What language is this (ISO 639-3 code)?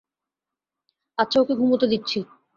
ben